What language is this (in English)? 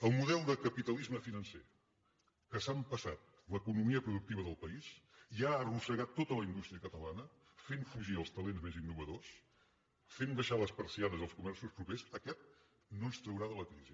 Catalan